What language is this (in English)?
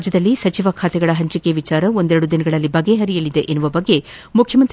Kannada